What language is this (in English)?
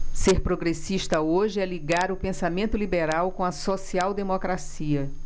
Portuguese